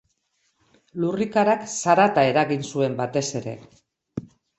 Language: Basque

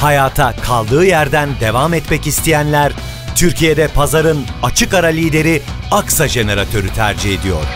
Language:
Turkish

